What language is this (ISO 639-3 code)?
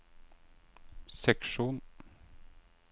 nor